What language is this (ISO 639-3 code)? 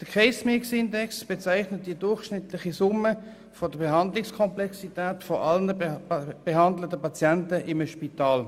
gsw